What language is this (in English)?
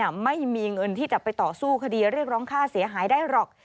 Thai